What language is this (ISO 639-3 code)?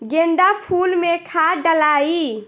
bho